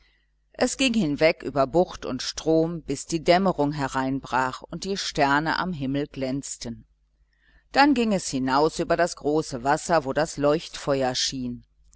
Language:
German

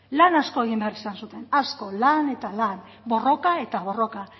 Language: Basque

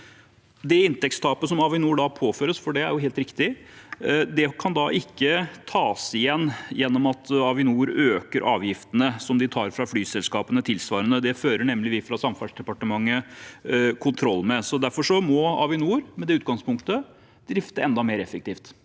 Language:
Norwegian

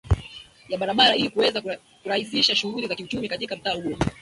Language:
Swahili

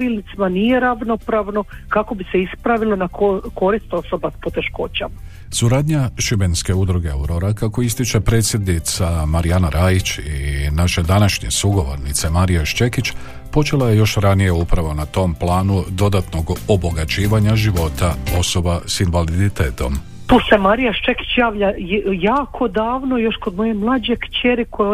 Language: Croatian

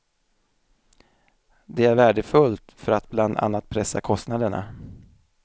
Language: Swedish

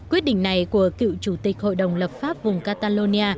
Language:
Vietnamese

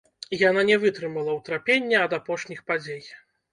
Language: Belarusian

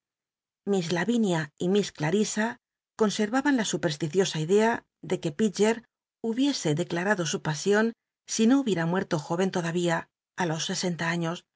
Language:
Spanish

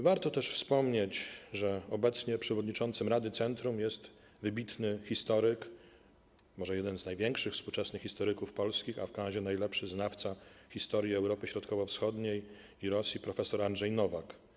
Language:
Polish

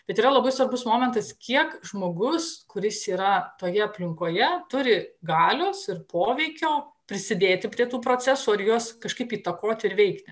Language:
Lithuanian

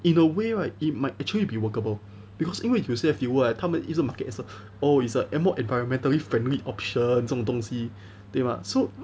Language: English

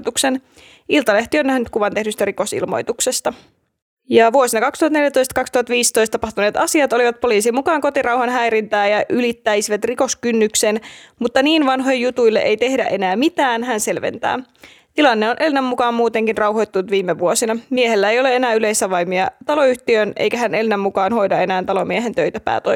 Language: Finnish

